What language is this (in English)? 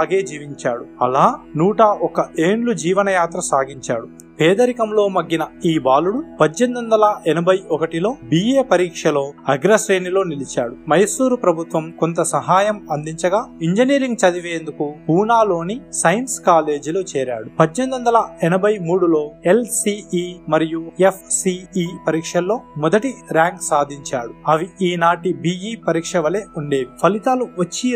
Telugu